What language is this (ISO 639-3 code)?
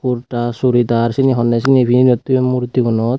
ccp